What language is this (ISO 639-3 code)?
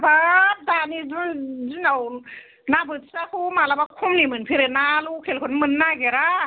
brx